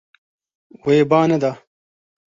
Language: Kurdish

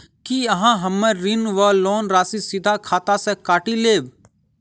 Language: Maithili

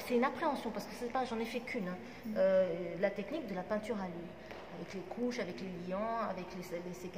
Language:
French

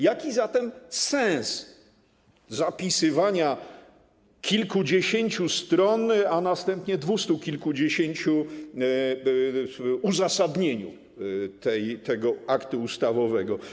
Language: Polish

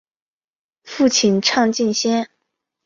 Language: Chinese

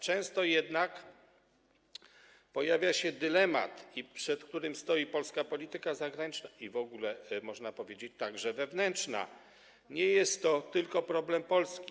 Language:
Polish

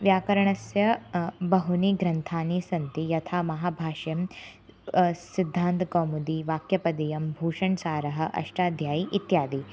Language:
Sanskrit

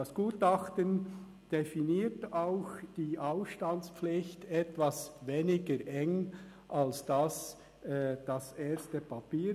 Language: Swiss German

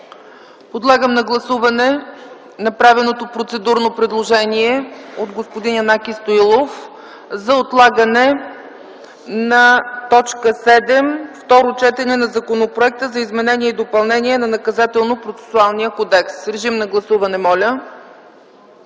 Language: Bulgarian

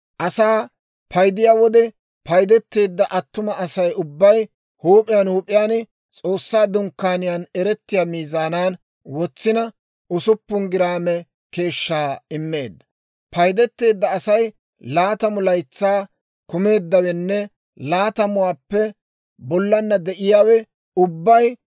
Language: Dawro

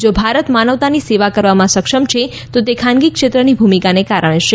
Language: Gujarati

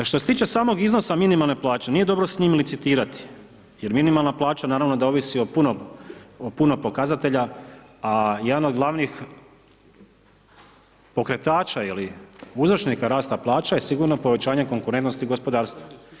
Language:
Croatian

